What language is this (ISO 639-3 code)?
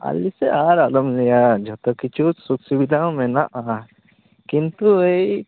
sat